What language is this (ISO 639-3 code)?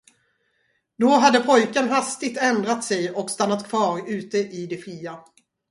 swe